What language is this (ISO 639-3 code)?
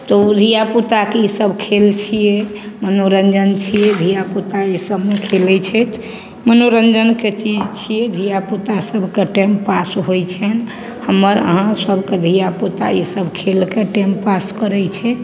mai